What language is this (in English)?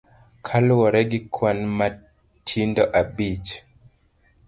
Luo (Kenya and Tanzania)